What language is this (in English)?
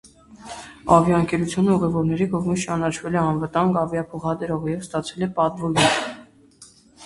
Armenian